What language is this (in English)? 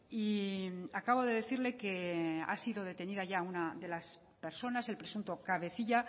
Spanish